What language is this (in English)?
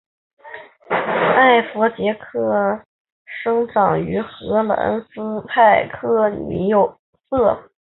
Chinese